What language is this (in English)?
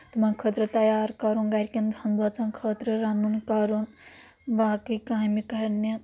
Kashmiri